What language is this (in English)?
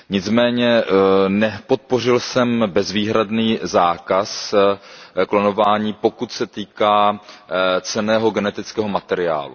Czech